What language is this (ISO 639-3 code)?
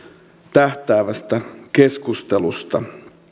fin